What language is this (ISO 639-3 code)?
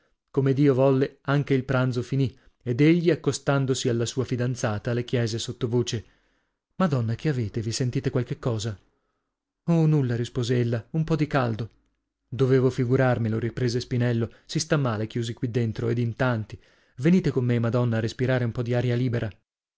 ita